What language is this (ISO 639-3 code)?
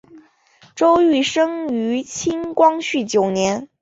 zho